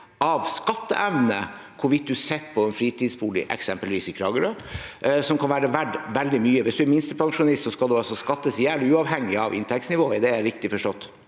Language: Norwegian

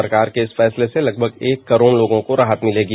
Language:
Hindi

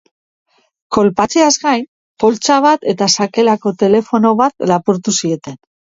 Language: Basque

